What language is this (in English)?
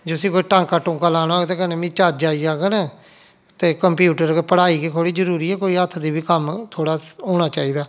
Dogri